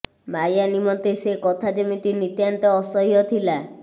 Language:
Odia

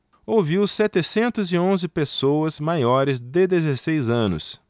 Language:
Portuguese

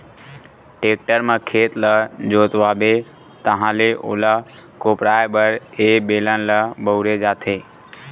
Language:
Chhattisgarhi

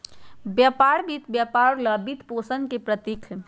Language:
Magahi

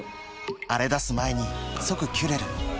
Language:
Japanese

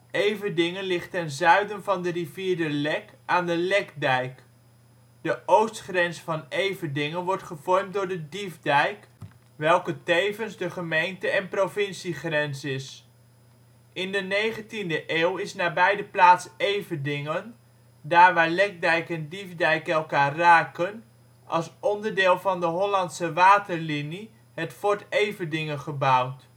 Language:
Dutch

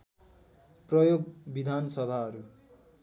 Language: Nepali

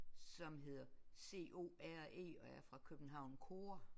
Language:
Danish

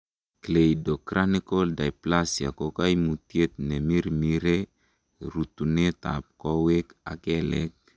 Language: Kalenjin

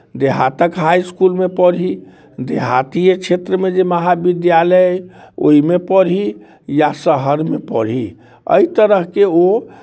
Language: Maithili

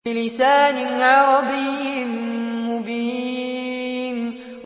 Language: Arabic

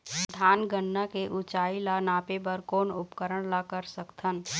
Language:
Chhattisgarhi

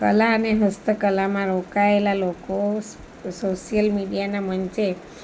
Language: Gujarati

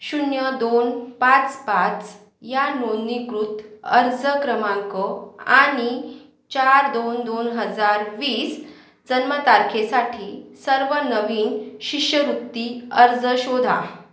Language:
Marathi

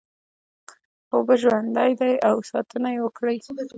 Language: Pashto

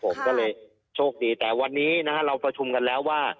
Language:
Thai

